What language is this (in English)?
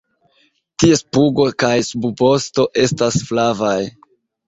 Esperanto